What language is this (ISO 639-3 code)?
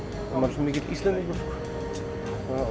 isl